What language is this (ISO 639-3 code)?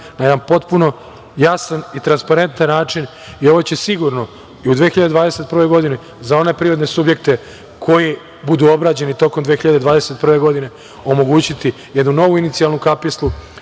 srp